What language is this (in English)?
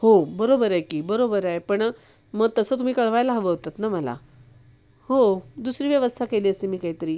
Marathi